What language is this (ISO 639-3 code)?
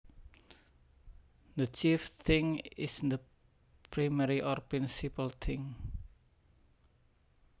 jav